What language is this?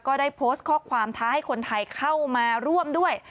Thai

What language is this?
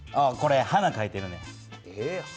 Japanese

